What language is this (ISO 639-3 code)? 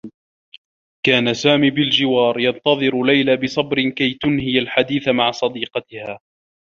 ara